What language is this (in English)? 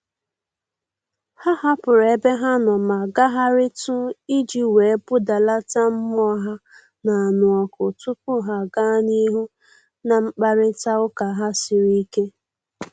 Igbo